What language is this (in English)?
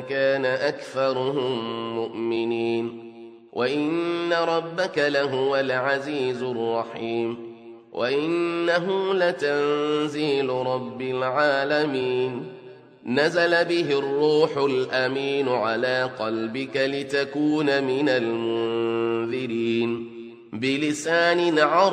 Arabic